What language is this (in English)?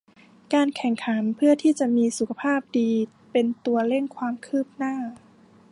Thai